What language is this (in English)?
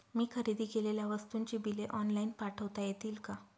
Marathi